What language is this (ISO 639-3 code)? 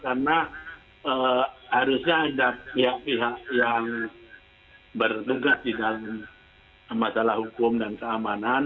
ind